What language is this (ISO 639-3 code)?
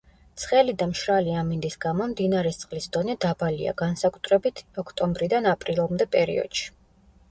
kat